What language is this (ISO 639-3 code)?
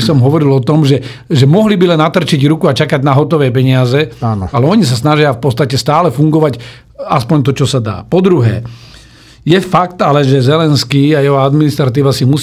slk